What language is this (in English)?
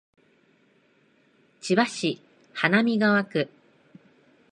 Japanese